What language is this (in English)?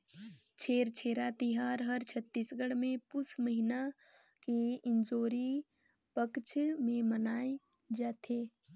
Chhattisgarhi